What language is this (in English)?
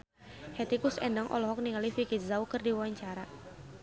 Sundanese